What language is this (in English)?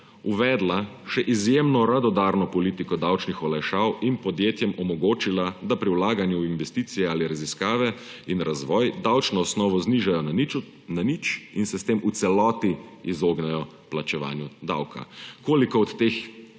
Slovenian